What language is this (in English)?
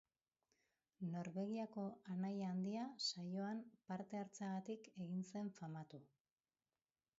Basque